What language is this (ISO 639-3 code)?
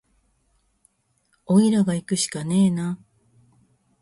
jpn